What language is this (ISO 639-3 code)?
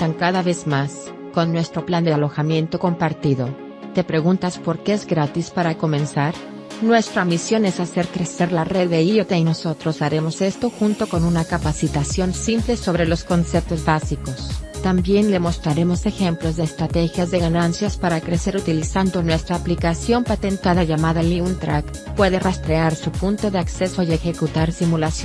spa